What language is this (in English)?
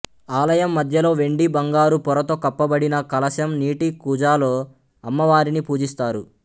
Telugu